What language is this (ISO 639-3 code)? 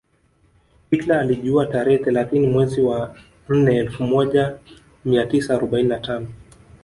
swa